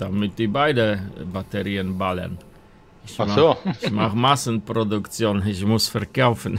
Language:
German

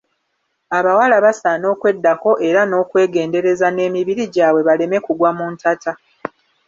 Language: Ganda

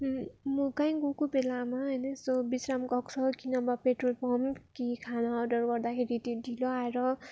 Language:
Nepali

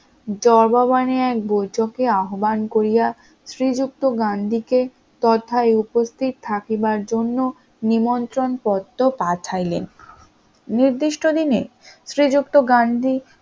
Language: Bangla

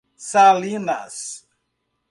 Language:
Portuguese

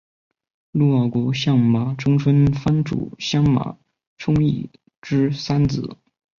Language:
Chinese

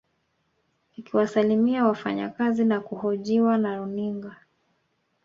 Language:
Swahili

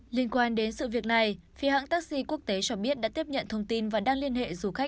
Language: Vietnamese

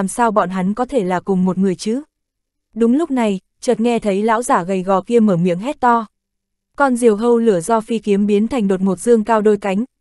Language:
Vietnamese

